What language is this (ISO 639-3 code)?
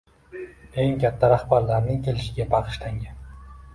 uzb